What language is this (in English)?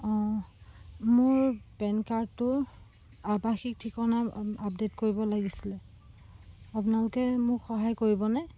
Assamese